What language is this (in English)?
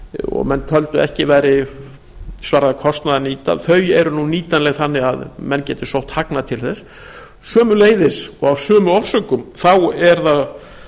Icelandic